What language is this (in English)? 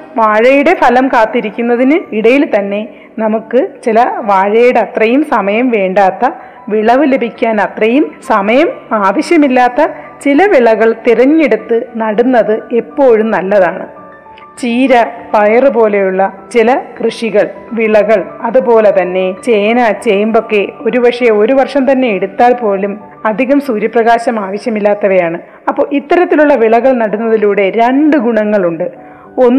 Malayalam